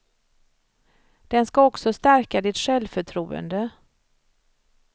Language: Swedish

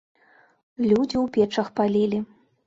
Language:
Belarusian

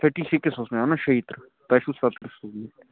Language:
Kashmiri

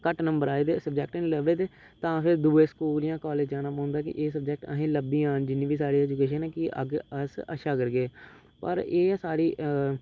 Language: Dogri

